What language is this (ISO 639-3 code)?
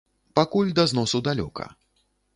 bel